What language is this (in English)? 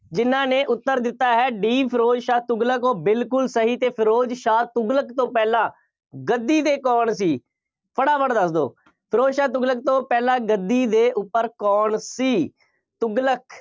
Punjabi